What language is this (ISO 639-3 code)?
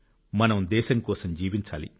tel